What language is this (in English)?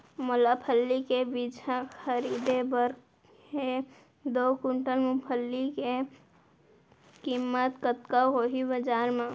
Chhattisgarhi